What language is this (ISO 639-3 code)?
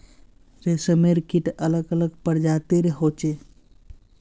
mag